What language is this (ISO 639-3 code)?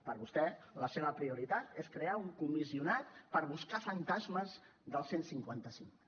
cat